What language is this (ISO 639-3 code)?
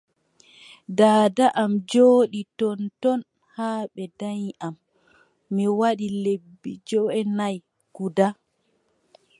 fub